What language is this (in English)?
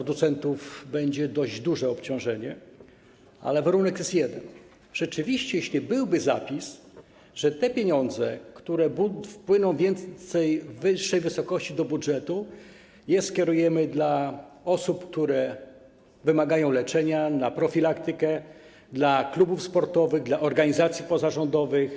Polish